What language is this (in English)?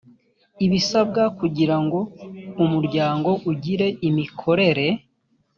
Kinyarwanda